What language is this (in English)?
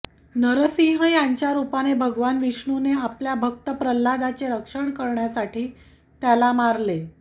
Marathi